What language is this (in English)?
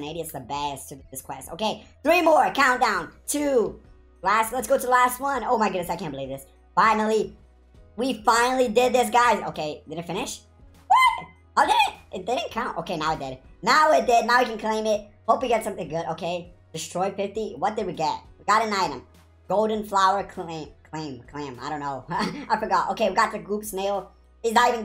English